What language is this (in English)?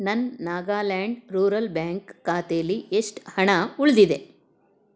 Kannada